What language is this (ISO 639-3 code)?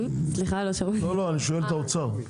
heb